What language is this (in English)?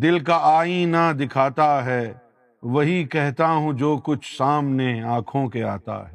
Urdu